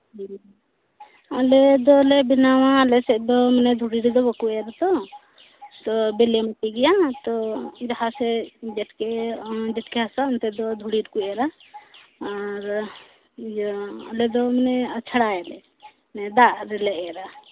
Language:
Santali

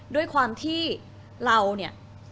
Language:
Thai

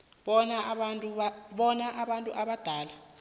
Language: South Ndebele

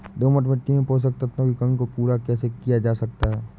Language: Hindi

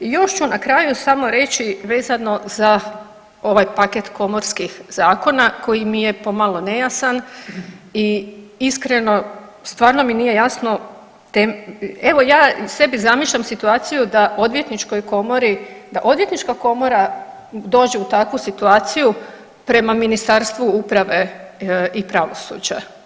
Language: Croatian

